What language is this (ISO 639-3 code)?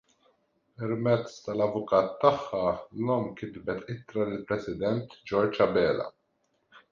mlt